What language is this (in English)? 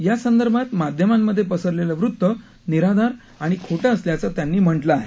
Marathi